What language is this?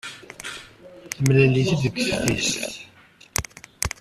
Kabyle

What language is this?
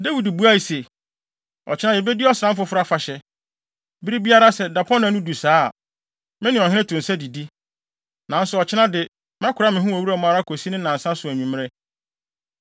Akan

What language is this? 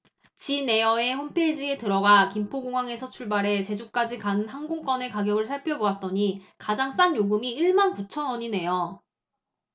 Korean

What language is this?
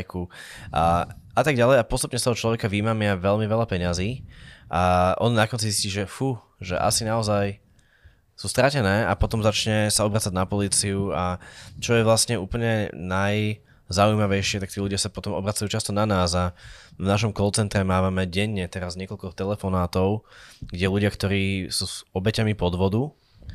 Slovak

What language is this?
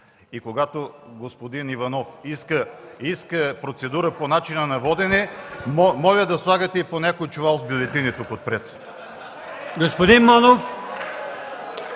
Bulgarian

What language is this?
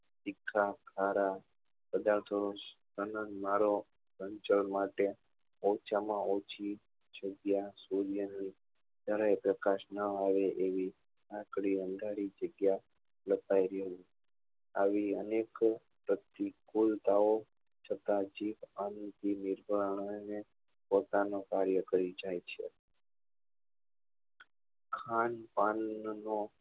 Gujarati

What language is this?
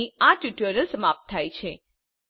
Gujarati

